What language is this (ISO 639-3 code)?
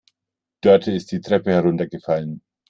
deu